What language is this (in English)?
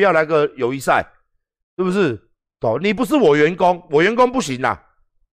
Chinese